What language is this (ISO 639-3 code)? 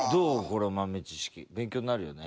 jpn